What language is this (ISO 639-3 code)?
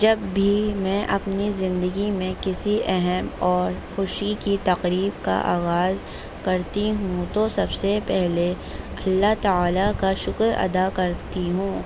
urd